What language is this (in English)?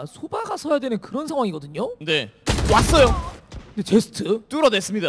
Korean